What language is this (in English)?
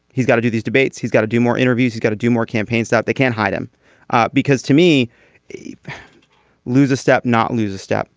English